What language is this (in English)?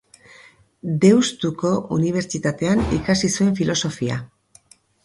Basque